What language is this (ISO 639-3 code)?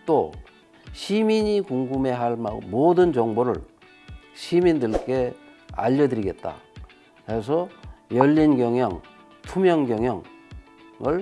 kor